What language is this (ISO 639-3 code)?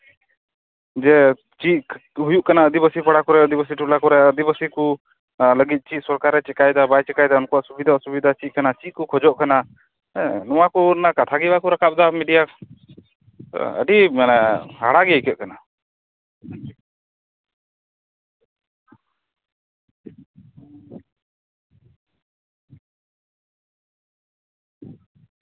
sat